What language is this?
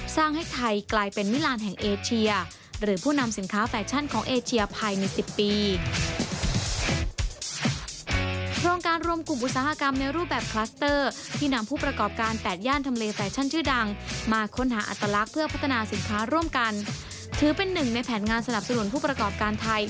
Thai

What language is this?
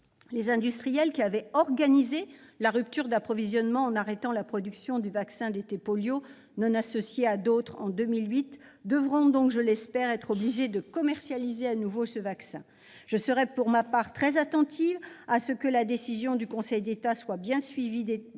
French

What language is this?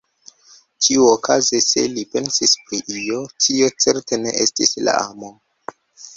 Esperanto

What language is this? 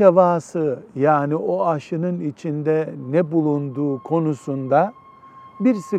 Turkish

